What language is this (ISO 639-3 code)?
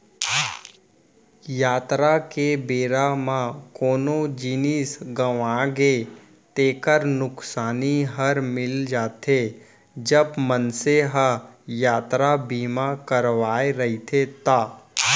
hne